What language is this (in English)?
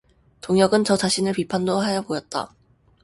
Korean